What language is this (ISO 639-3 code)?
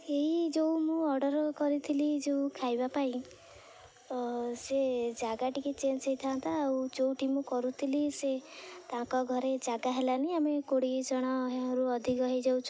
ori